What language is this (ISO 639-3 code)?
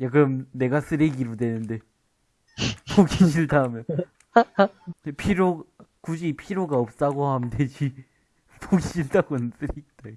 kor